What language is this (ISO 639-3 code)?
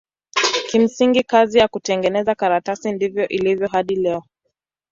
swa